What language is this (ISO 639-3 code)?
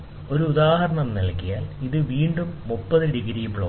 mal